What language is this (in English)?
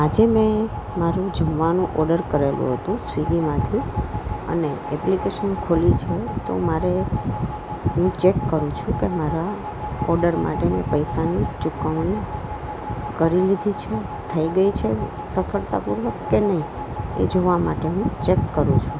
Gujarati